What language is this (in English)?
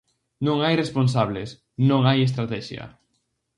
Galician